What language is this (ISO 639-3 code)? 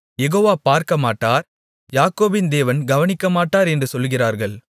tam